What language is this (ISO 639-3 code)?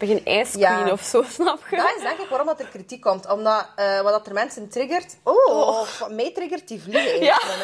nld